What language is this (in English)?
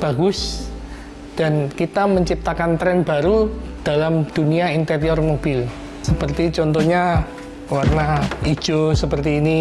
Indonesian